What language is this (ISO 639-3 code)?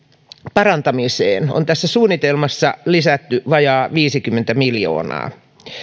fin